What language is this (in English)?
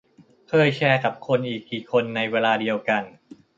Thai